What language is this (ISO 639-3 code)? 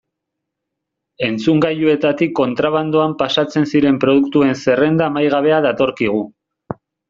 eus